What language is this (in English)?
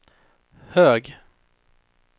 Swedish